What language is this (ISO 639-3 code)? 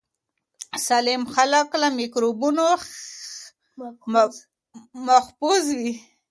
pus